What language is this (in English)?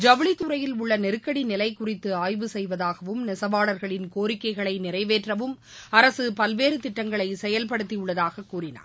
Tamil